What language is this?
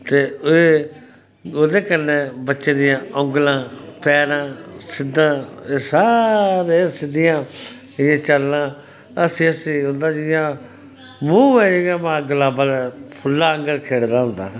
Dogri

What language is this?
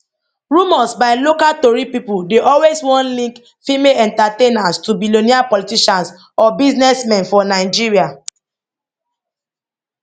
Nigerian Pidgin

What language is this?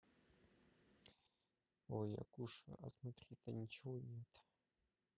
Russian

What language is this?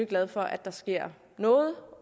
Danish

